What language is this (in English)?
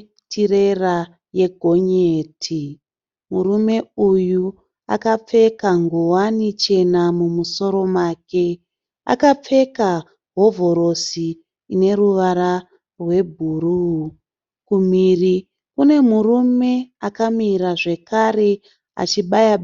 Shona